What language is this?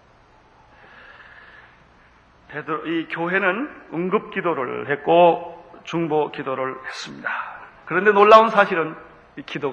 Korean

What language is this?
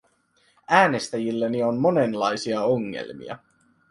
Finnish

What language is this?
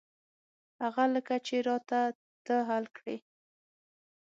Pashto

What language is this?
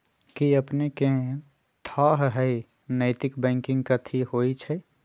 Magahi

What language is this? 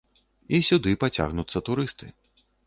Belarusian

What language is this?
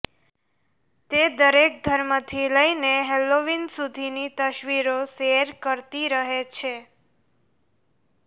Gujarati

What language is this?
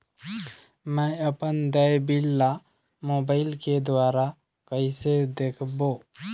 Chhattisgarhi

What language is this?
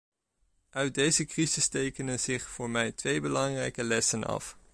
Dutch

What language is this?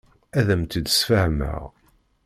Kabyle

